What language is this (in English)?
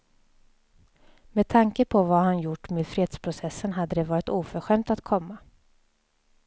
Swedish